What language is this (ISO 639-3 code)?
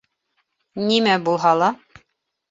bak